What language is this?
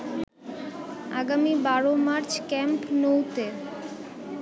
Bangla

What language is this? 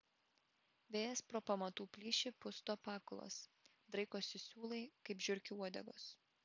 Lithuanian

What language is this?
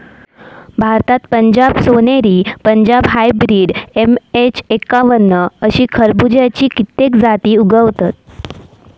Marathi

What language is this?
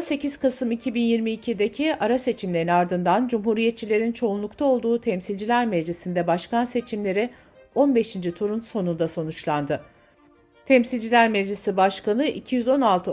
Turkish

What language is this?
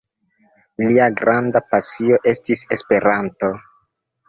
Esperanto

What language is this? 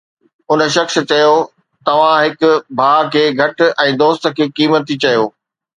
Sindhi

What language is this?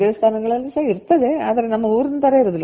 Kannada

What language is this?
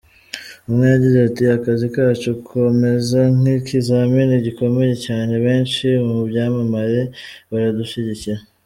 Kinyarwanda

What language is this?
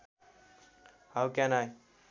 Nepali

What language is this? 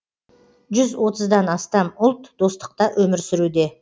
Kazakh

